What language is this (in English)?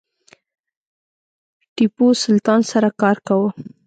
Pashto